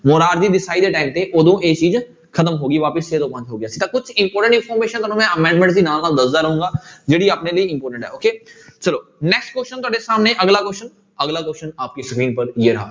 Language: Punjabi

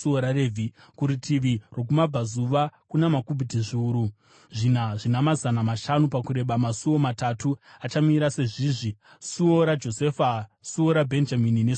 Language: Shona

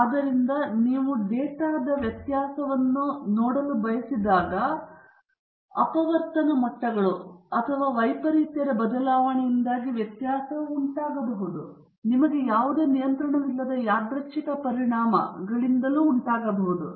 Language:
Kannada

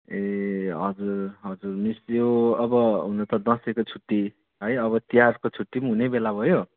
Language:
Nepali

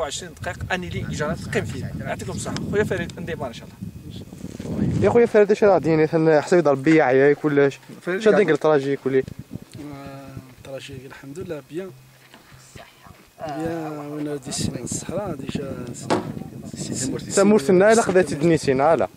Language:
Arabic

